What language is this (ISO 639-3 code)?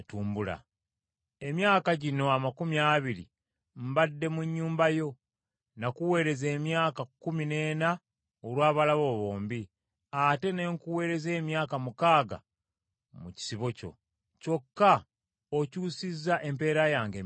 lug